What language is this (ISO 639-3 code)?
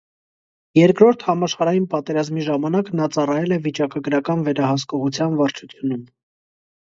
hye